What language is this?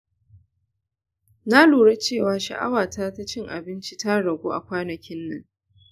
Hausa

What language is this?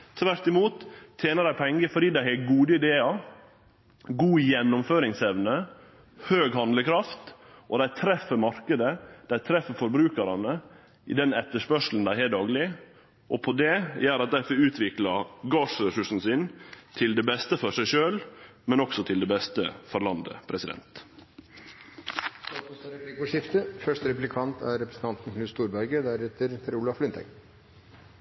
Norwegian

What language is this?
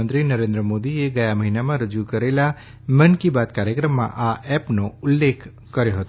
Gujarati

